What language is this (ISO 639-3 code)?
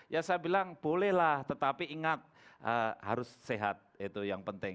ind